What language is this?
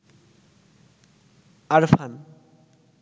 Bangla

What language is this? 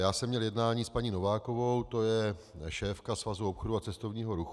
Czech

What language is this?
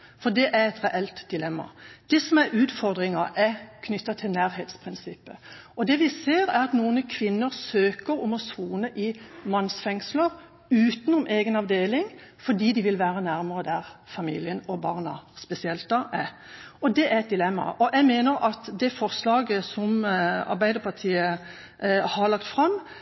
Norwegian Bokmål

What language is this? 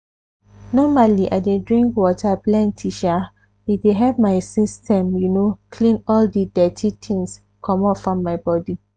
Nigerian Pidgin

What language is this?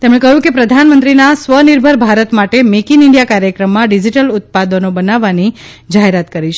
Gujarati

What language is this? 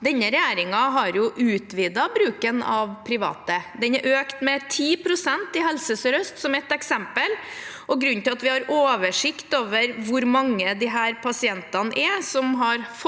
Norwegian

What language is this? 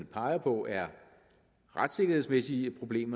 Danish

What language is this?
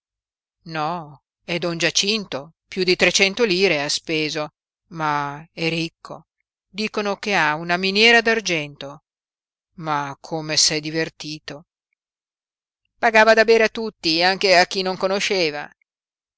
Italian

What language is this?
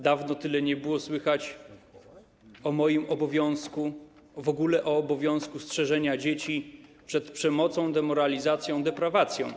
Polish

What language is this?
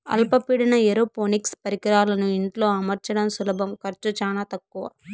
Telugu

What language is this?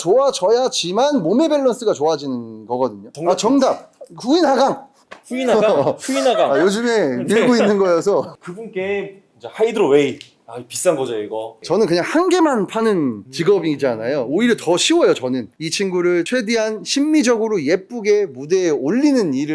Korean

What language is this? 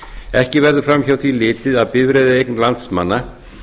Icelandic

